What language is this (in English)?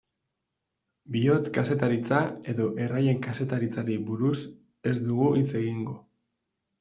Basque